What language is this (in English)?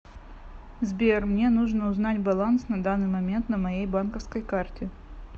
Russian